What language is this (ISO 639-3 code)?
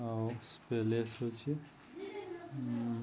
ori